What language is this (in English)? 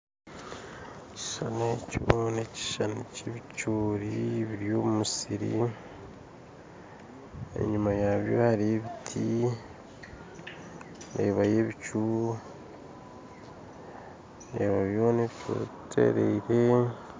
Nyankole